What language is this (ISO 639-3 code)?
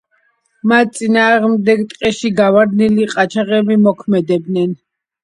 kat